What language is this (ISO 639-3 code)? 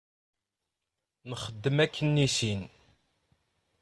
kab